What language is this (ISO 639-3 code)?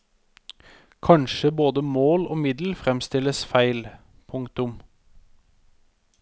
nor